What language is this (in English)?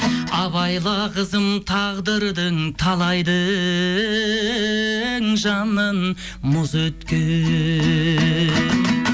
Kazakh